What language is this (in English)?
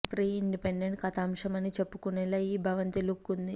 Telugu